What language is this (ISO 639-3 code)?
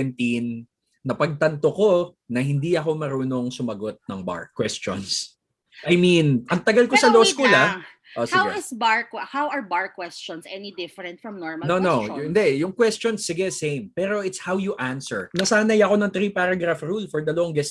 fil